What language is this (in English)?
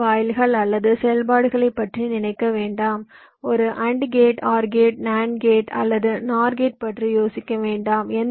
Tamil